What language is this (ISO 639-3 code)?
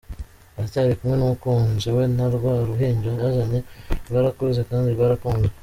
kin